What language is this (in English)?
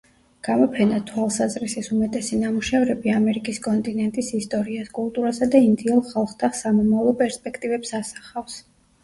Georgian